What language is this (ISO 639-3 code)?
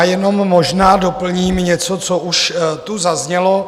ces